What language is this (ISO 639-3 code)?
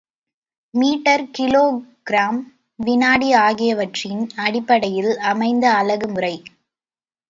tam